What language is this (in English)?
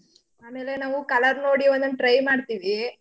Kannada